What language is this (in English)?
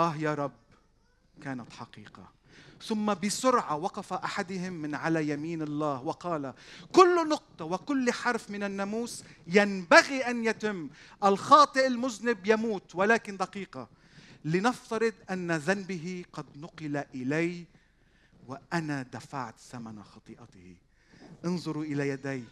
Arabic